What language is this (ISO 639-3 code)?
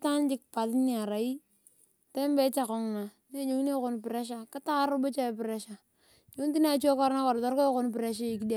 tuv